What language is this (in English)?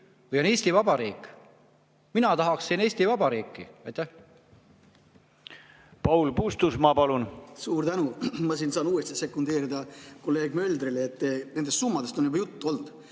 Estonian